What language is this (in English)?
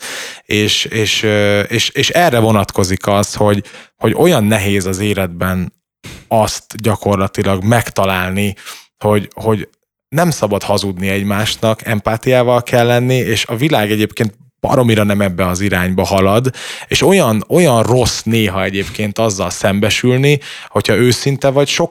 Hungarian